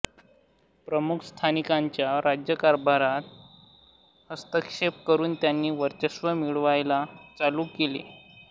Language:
Marathi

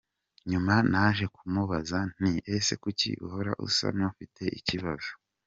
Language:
Kinyarwanda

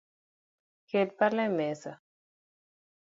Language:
Luo (Kenya and Tanzania)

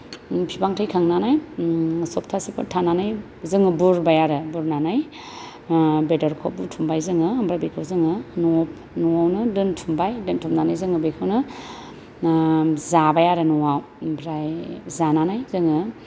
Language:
Bodo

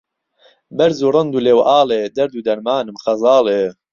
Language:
Central Kurdish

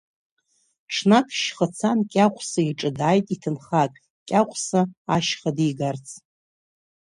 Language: Abkhazian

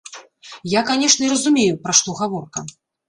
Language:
Belarusian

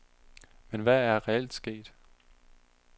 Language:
Danish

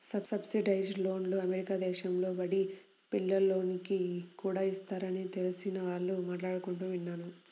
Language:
Telugu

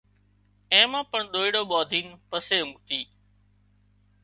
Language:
Wadiyara Koli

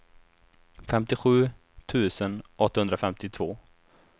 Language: Swedish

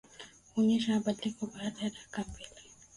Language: Swahili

